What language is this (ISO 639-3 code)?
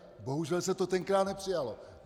ces